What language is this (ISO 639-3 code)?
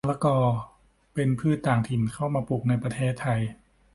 tha